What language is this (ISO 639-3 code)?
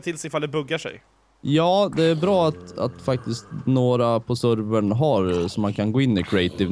swe